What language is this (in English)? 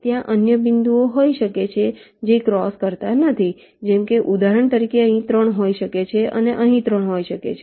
Gujarati